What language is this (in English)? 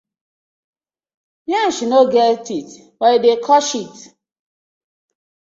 Nigerian Pidgin